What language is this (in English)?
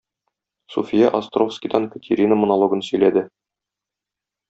Tatar